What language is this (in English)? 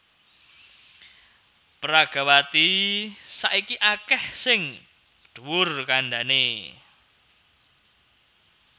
Javanese